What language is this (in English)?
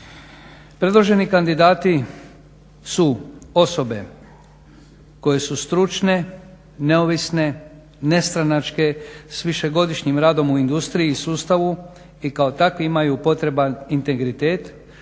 Croatian